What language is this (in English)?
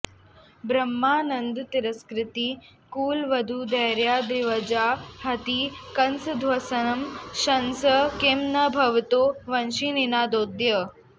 Sanskrit